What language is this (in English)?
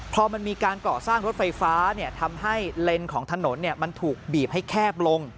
Thai